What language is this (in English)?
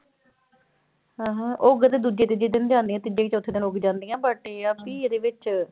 Punjabi